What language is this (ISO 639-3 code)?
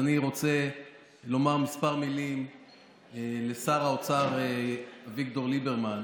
heb